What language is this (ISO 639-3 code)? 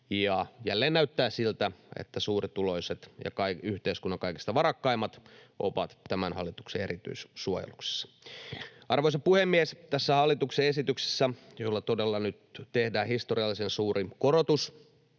fin